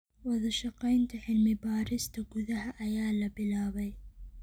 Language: Somali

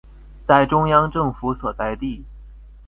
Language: Chinese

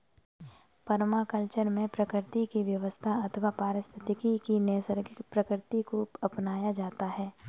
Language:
Hindi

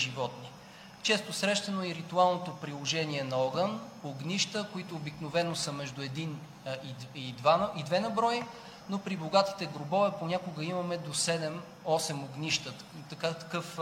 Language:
Bulgarian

